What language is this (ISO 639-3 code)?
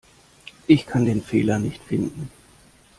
deu